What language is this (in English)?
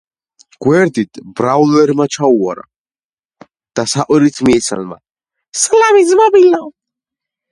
Georgian